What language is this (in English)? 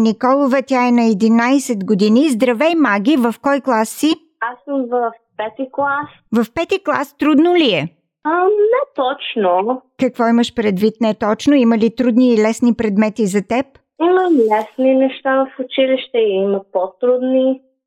Bulgarian